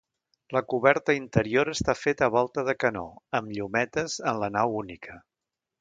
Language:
Catalan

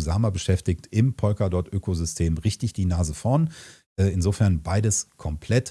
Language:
German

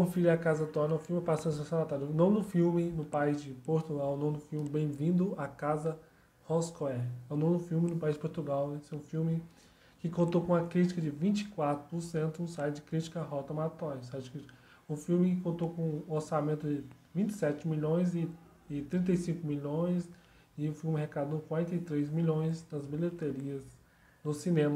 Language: Portuguese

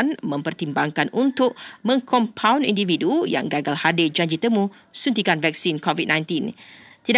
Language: Malay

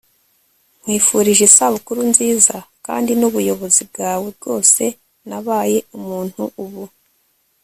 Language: Kinyarwanda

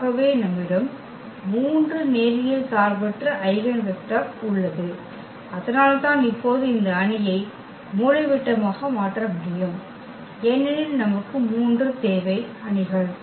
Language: Tamil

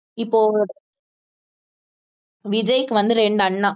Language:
Tamil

